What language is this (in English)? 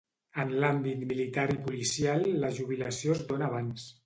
Catalan